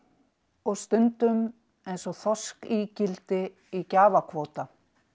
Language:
Icelandic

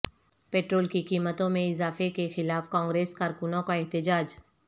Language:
Urdu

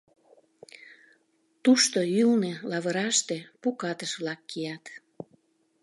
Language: Mari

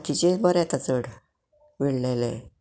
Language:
Konkani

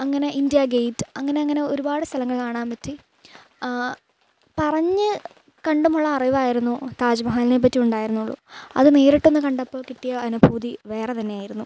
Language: Malayalam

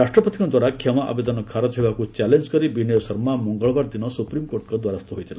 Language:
Odia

